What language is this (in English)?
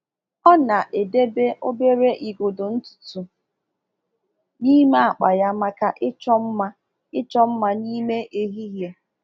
Igbo